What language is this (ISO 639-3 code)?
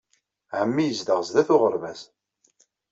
kab